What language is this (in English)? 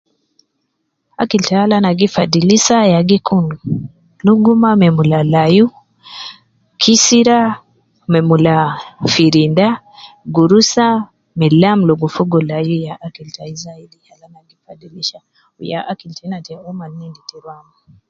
Nubi